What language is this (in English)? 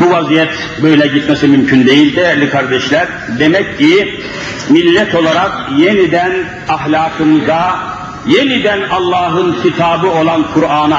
Turkish